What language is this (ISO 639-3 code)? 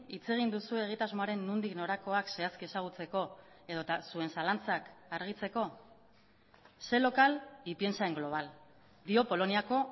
eus